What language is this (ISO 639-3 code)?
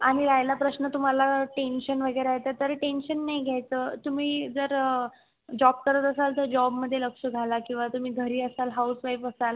mar